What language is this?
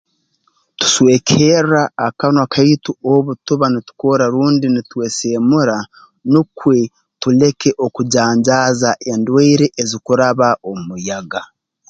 Tooro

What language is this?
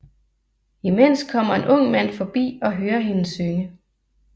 Danish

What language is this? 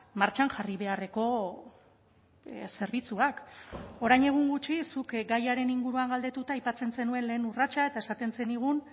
Basque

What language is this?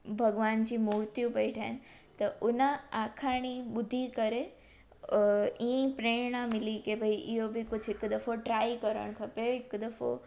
Sindhi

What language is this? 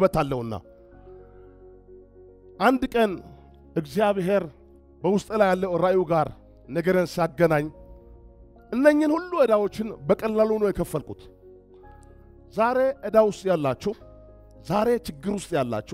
Arabic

